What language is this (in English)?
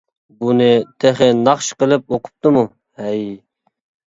Uyghur